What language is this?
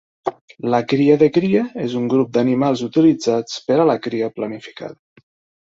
Catalan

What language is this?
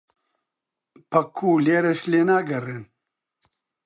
Central Kurdish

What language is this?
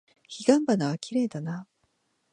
Japanese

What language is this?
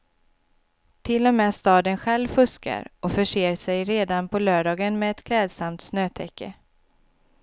Swedish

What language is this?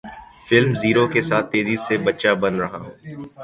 Urdu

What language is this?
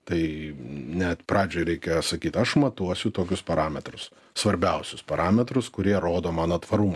Lithuanian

